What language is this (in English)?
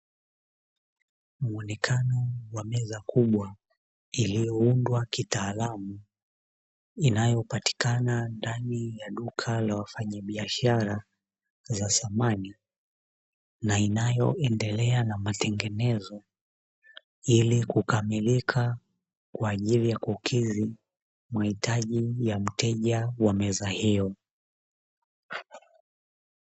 Swahili